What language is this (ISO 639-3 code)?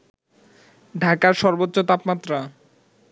ben